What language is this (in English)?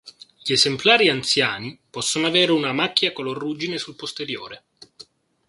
Italian